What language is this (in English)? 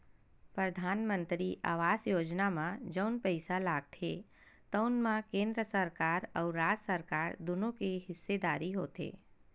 Chhattisgarhi